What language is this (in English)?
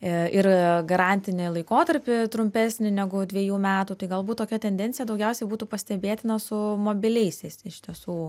Lithuanian